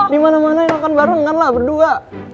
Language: Indonesian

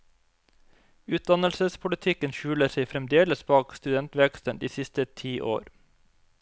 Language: Norwegian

